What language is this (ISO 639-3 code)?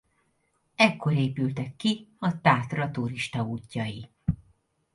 hun